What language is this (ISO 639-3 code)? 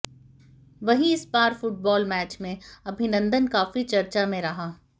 hin